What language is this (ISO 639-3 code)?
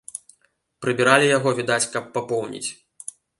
bel